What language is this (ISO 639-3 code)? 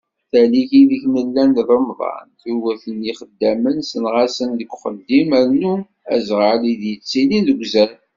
kab